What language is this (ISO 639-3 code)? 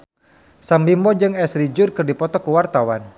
sun